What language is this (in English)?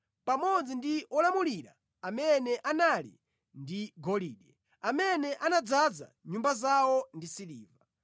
Nyanja